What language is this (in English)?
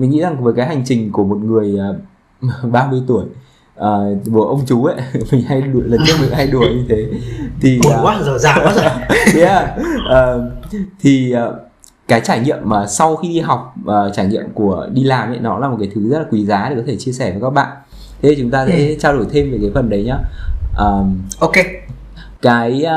Vietnamese